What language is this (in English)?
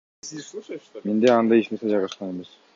Kyrgyz